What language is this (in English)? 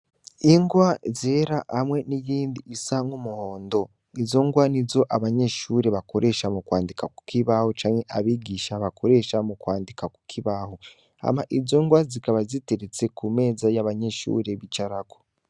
Rundi